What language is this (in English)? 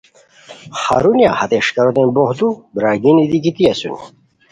Khowar